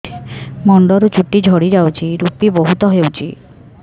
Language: Odia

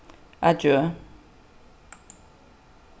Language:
Faroese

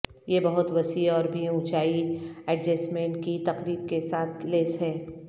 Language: Urdu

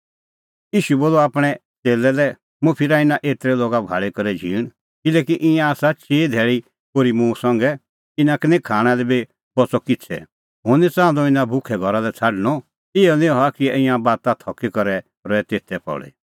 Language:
Kullu Pahari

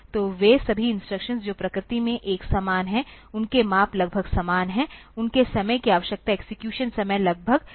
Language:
Hindi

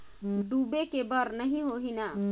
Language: Chhattisgarhi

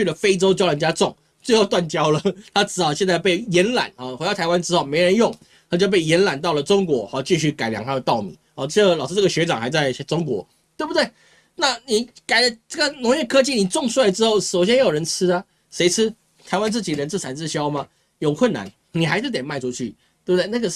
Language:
Chinese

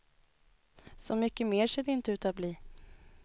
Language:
Swedish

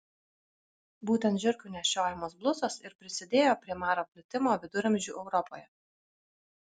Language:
Lithuanian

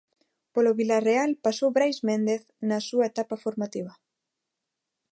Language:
Galician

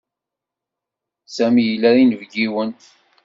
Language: Kabyle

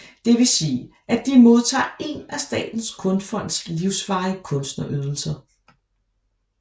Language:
Danish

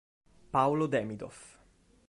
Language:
Italian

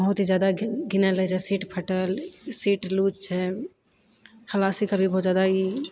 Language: Maithili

